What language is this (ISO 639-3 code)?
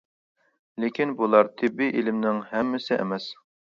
uig